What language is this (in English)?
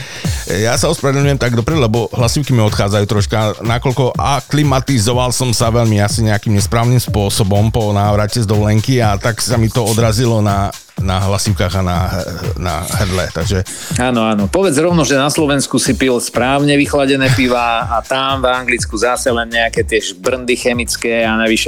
Slovak